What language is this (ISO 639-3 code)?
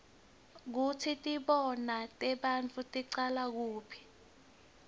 ssw